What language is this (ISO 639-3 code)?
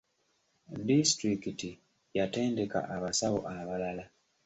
lug